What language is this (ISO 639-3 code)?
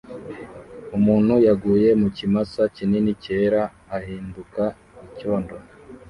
kin